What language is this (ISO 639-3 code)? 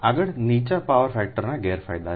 guj